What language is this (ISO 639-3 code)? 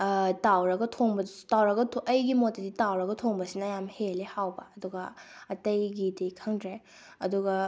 mni